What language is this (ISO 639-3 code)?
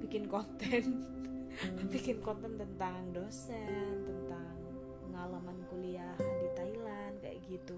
ind